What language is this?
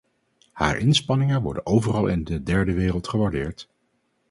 Dutch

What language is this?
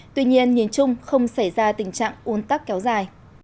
Vietnamese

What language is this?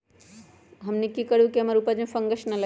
Magahi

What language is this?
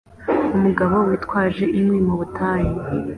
Kinyarwanda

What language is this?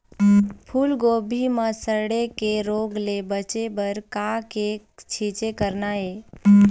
Chhattisgarhi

